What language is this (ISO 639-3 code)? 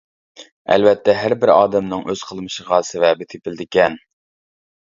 uig